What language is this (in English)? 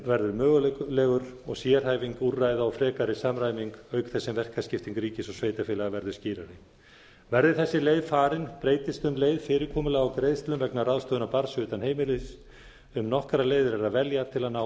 Icelandic